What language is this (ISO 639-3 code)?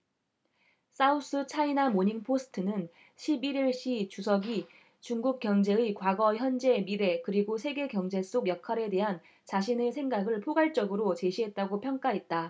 kor